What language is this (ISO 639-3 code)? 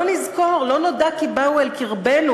heb